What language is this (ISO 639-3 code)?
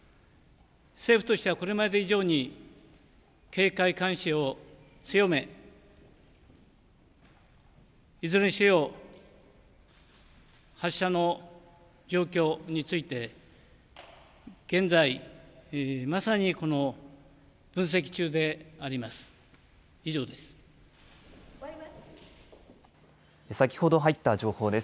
jpn